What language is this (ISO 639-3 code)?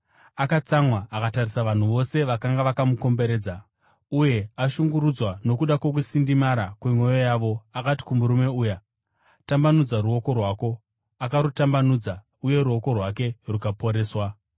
sna